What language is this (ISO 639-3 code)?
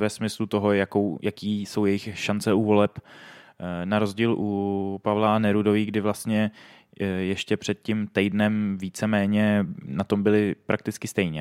ces